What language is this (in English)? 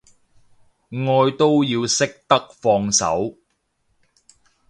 Cantonese